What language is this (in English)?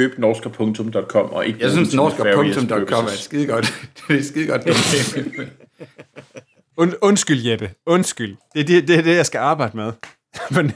Danish